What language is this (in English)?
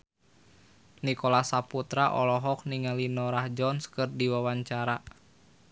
Sundanese